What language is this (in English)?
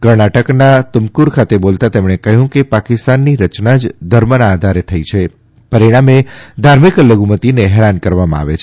Gujarati